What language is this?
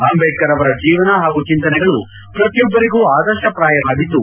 Kannada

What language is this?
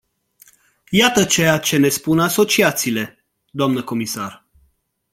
Romanian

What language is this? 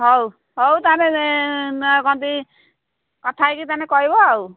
Odia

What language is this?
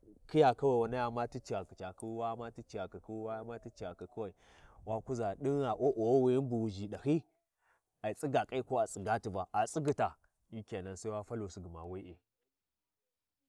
Warji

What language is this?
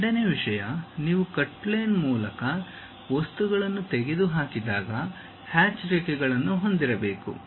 Kannada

